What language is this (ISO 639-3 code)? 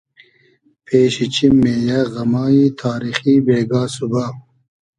haz